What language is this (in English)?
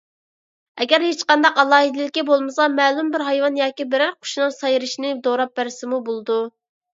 Uyghur